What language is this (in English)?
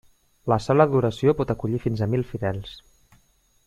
Catalan